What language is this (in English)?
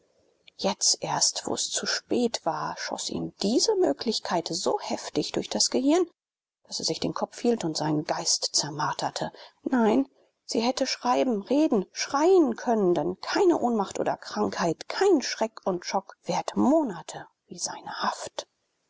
German